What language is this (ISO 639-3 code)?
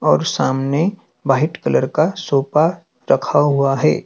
hin